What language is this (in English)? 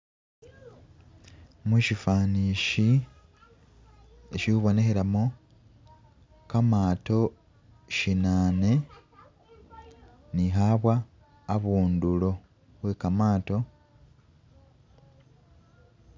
Masaaba